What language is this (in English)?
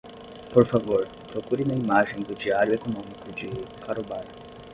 Portuguese